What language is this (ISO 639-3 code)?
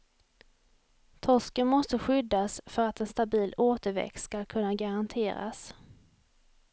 swe